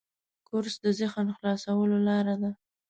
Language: Pashto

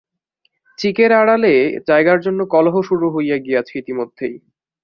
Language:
Bangla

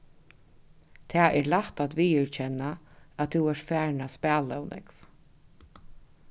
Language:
Faroese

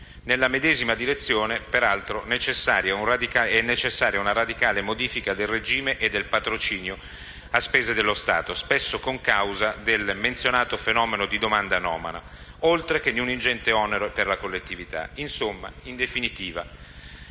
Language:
Italian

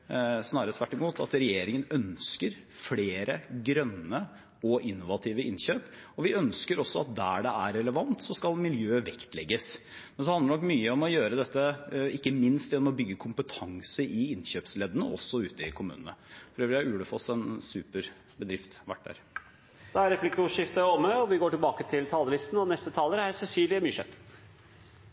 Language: Norwegian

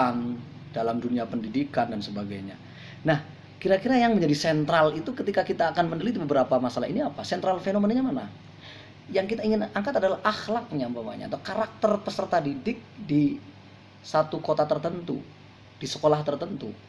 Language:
Indonesian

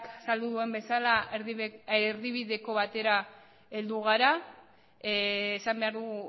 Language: Basque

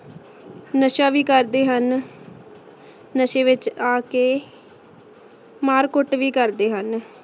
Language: Punjabi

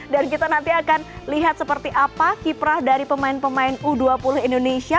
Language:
Indonesian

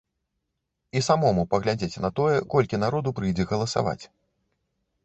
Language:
Belarusian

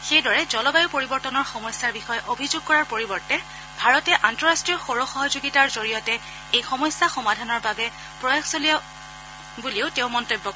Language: Assamese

